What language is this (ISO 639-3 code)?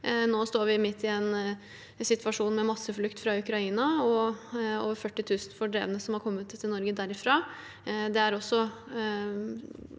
nor